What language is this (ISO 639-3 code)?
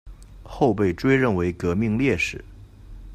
zho